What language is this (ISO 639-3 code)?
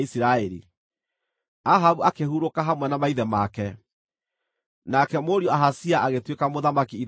kik